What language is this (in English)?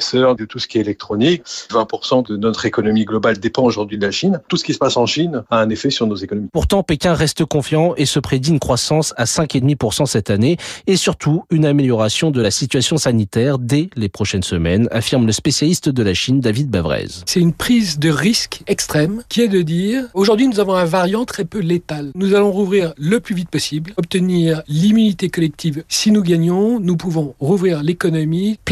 French